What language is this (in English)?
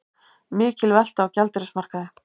Icelandic